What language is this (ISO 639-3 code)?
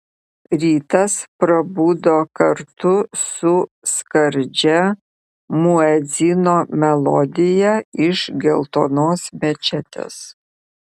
lit